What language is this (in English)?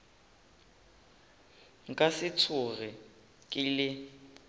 Northern Sotho